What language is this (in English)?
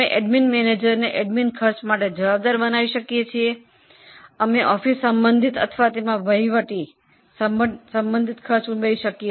Gujarati